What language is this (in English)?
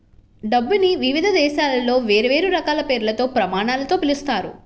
Telugu